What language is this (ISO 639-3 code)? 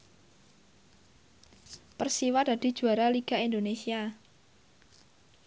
jav